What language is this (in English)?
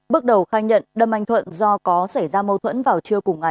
Vietnamese